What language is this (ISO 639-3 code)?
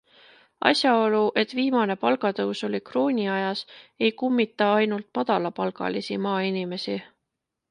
est